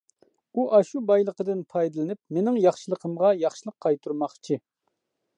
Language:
Uyghur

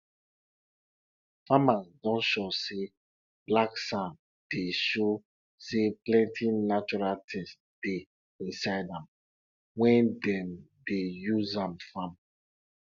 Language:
Nigerian Pidgin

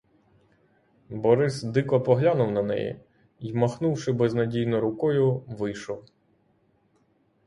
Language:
Ukrainian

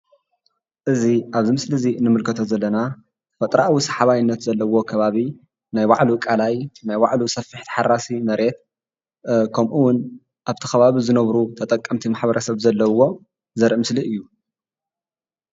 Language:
Tigrinya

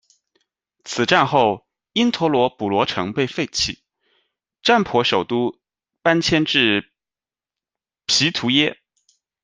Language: Chinese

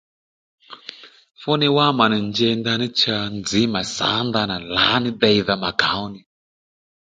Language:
Lendu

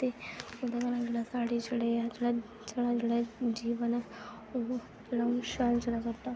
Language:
Dogri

